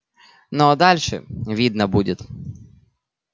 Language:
Russian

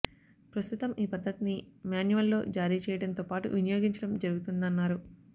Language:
Telugu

